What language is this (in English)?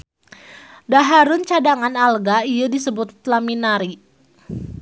Sundanese